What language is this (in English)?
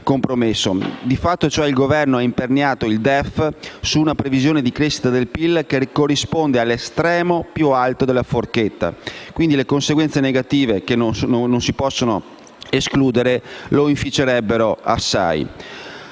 Italian